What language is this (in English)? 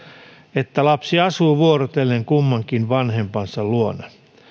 Finnish